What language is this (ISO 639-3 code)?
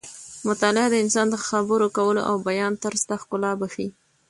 pus